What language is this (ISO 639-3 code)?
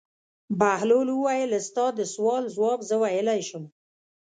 pus